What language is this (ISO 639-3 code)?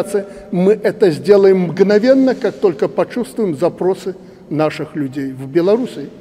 rus